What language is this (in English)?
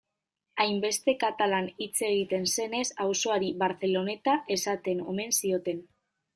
Basque